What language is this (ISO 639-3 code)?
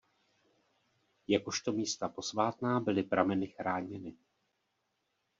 ces